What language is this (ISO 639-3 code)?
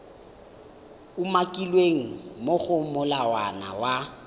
tsn